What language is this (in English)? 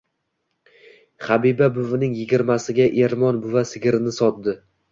Uzbek